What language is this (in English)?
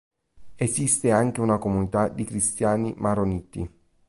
Italian